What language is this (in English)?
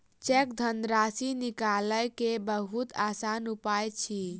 Maithili